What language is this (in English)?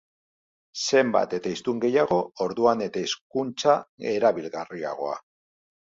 Basque